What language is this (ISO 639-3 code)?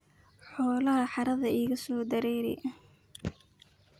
som